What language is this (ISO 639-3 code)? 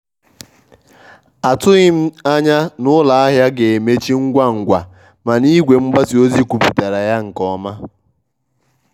ibo